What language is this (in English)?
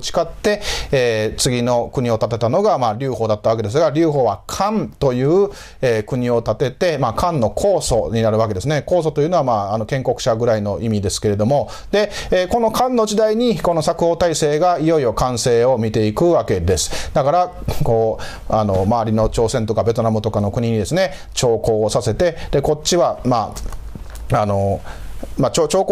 Japanese